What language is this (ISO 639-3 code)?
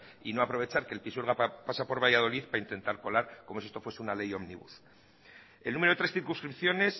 spa